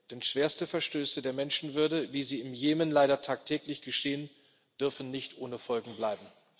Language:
German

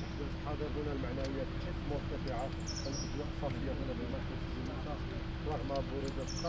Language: Arabic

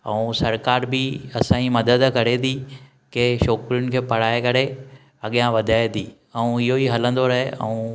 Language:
Sindhi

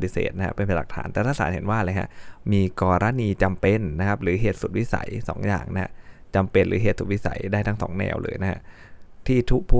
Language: Thai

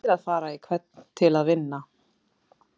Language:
Icelandic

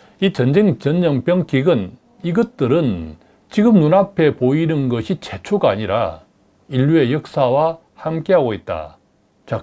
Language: Korean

